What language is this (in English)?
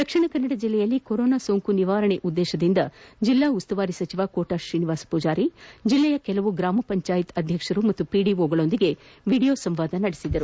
Kannada